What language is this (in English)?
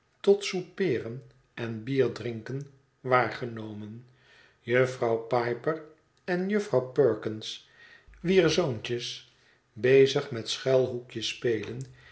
Dutch